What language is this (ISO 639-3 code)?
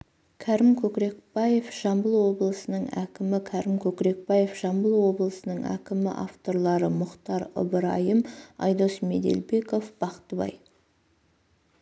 kaz